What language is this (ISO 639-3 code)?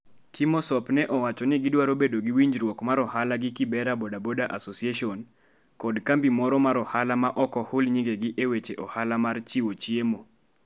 luo